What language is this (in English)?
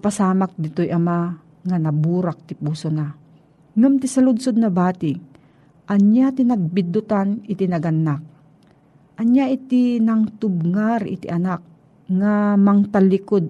Filipino